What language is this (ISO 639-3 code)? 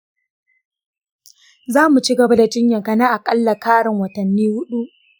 hau